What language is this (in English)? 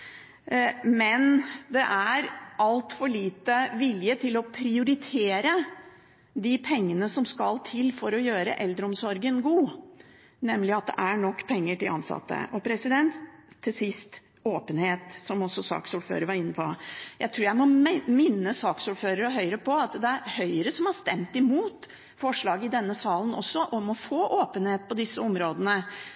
Norwegian Bokmål